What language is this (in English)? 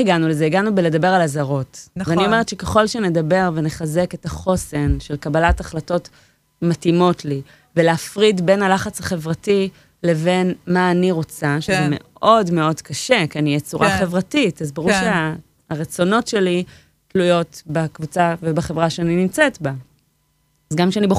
Hebrew